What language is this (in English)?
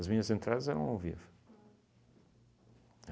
Portuguese